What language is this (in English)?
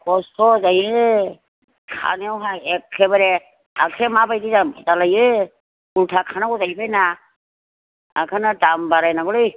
Bodo